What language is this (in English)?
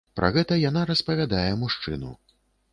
Belarusian